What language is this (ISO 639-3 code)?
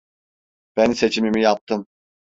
tur